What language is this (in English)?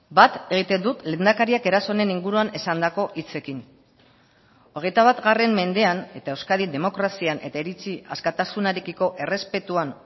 Basque